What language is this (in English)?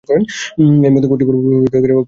Bangla